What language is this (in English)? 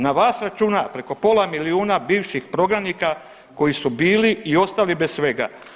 Croatian